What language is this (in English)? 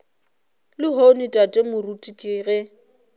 Northern Sotho